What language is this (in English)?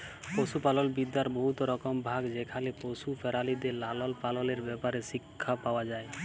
Bangla